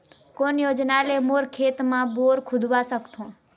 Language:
Chhattisgarhi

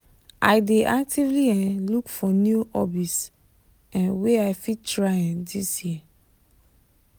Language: Nigerian Pidgin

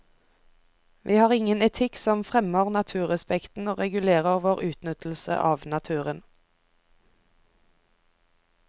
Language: Norwegian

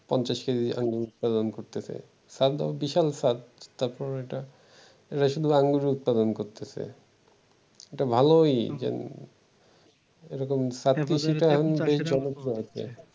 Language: Bangla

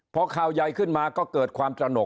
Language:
Thai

